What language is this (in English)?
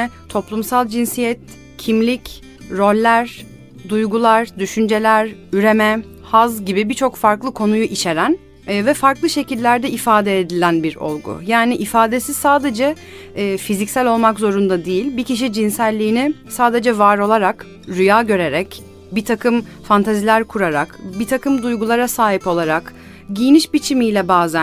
Turkish